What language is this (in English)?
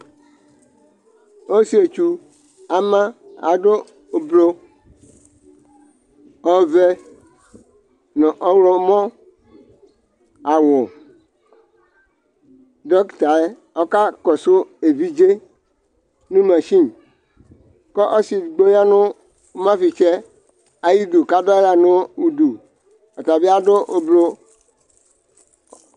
Ikposo